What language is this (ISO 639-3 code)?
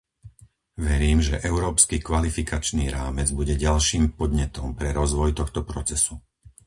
slk